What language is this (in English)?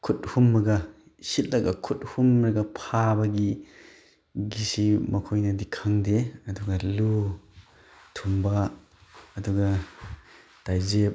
Manipuri